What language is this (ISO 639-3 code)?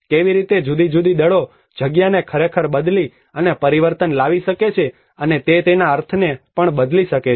guj